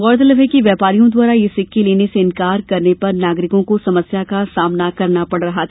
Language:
Hindi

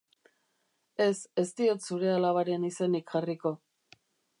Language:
Basque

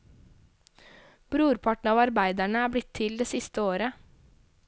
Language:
Norwegian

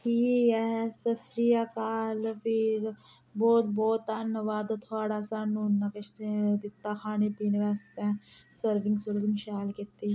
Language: Dogri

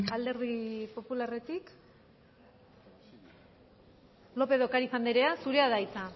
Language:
Basque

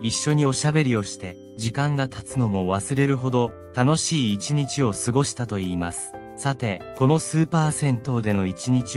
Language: Japanese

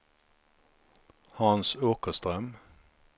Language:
Swedish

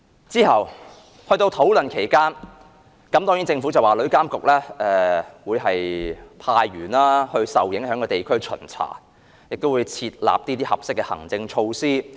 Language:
Cantonese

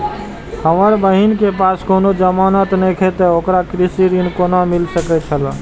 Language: Maithili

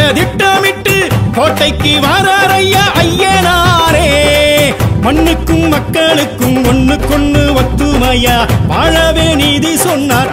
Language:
Tamil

